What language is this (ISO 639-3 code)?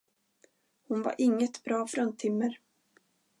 swe